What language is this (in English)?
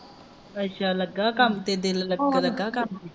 Punjabi